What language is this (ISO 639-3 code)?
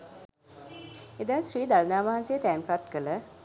sin